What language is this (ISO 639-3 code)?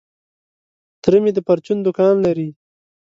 pus